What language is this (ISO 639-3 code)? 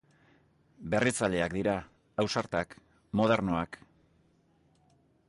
eus